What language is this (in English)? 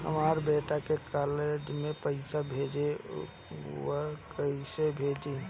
Bhojpuri